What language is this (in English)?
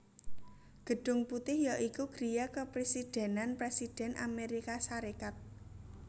Javanese